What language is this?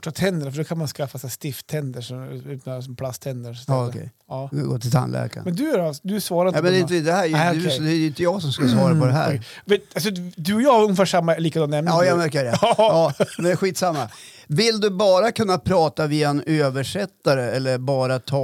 Swedish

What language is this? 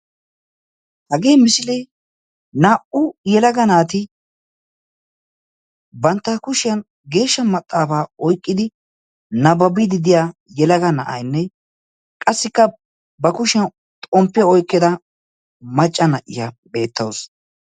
Wolaytta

